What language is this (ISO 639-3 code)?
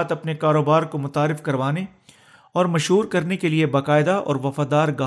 urd